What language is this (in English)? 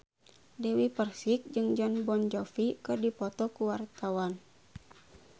Sundanese